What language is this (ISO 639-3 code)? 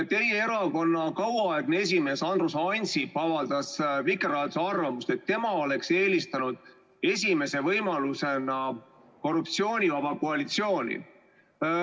est